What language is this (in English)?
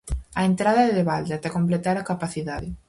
Galician